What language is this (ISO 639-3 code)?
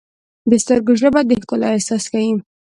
pus